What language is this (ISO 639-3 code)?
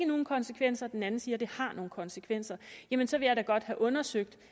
dan